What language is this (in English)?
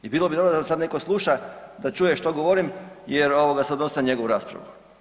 Croatian